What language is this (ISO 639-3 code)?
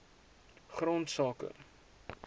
afr